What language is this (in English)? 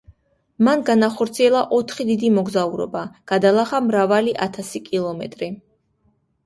Georgian